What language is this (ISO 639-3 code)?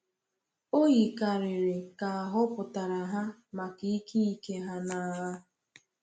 ibo